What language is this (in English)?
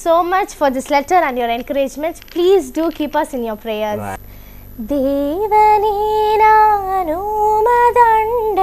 English